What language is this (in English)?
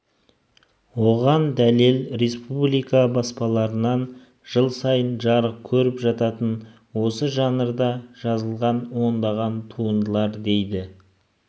Kazakh